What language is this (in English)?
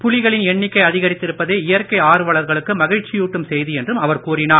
Tamil